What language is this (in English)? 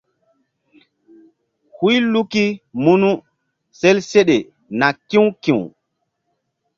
Mbum